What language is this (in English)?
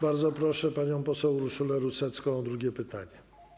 Polish